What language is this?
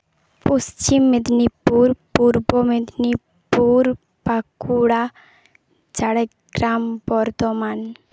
Santali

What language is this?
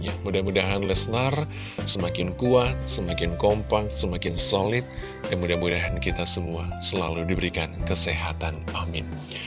Indonesian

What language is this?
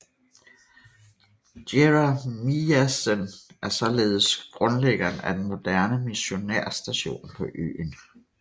Danish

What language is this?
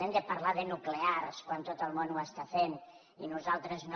Catalan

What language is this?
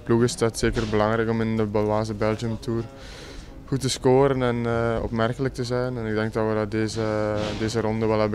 Dutch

